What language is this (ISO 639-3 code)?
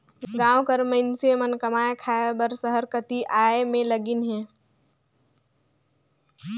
hne